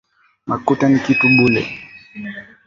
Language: Swahili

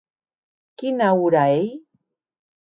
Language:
Occitan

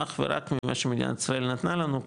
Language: Hebrew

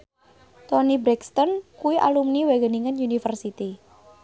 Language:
Javanese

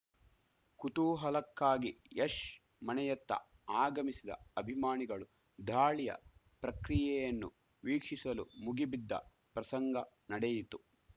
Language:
Kannada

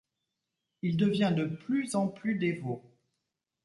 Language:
French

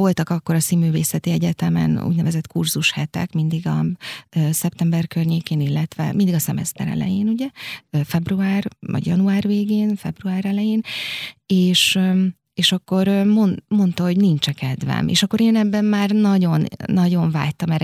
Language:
Hungarian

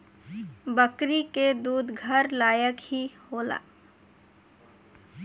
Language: Bhojpuri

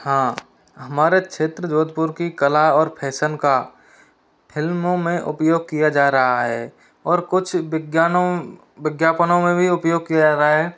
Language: Hindi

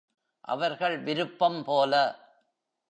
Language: Tamil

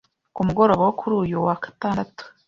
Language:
Kinyarwanda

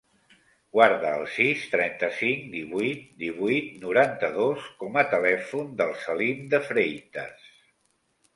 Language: Catalan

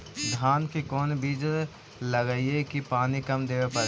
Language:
Magahi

